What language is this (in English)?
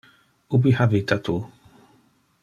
Interlingua